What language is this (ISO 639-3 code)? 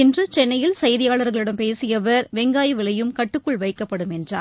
tam